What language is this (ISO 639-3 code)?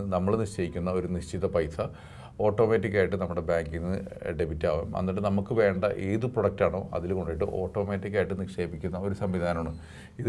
eng